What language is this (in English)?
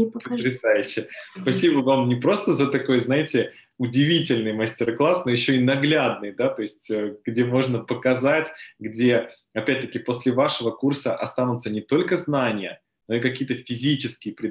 Russian